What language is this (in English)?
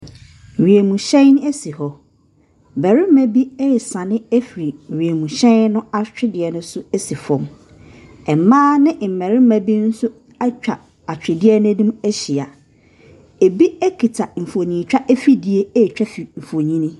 Akan